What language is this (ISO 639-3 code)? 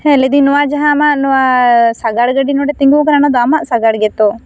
sat